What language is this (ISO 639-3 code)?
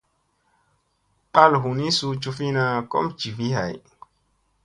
mse